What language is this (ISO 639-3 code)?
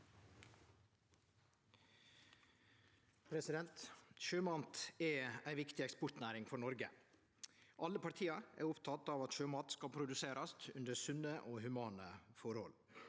nor